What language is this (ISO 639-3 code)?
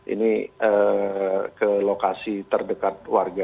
ind